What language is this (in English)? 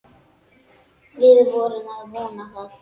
Icelandic